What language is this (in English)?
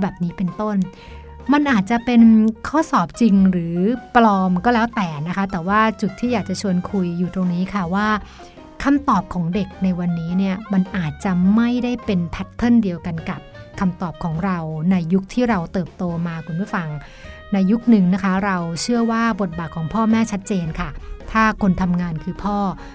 Thai